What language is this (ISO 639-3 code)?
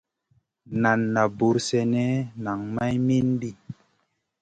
mcn